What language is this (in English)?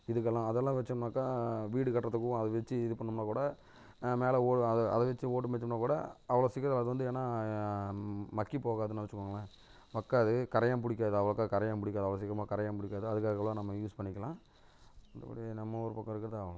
Tamil